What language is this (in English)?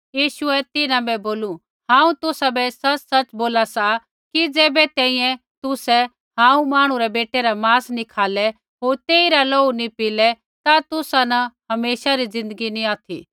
Kullu Pahari